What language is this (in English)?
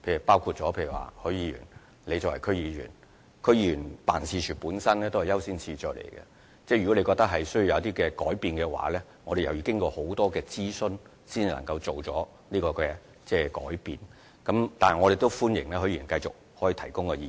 Cantonese